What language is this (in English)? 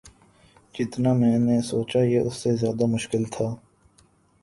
Urdu